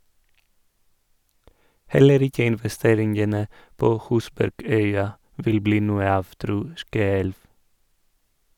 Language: Norwegian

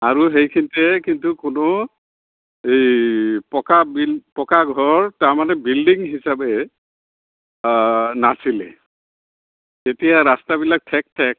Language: Assamese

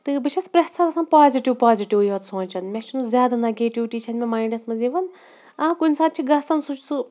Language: Kashmiri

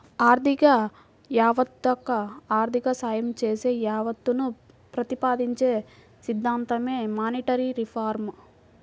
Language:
Telugu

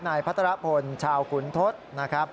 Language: Thai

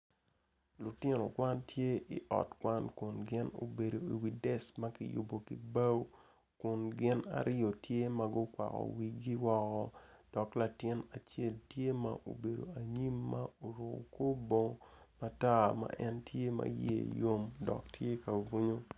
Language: Acoli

